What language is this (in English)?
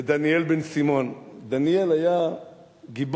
Hebrew